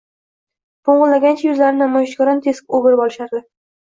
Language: Uzbek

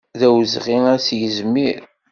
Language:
Kabyle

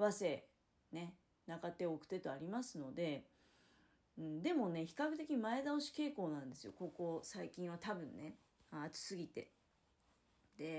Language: Japanese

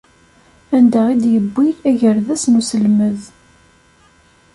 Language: Kabyle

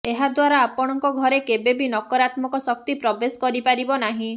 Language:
Odia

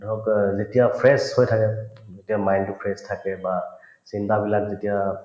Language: Assamese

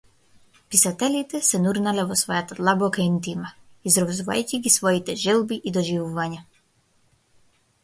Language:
Macedonian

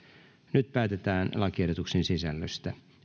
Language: Finnish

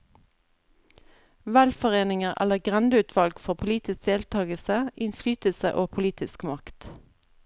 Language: Norwegian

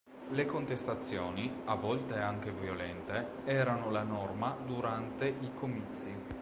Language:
Italian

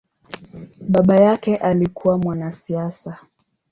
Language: Swahili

